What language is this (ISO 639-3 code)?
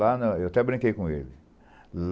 por